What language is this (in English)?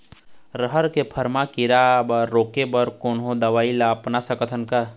Chhattisgarhi